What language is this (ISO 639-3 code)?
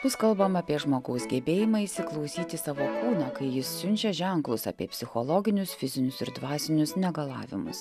lit